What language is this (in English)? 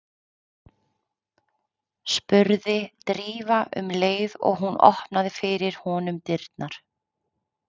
Icelandic